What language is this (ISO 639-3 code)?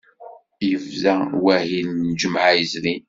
kab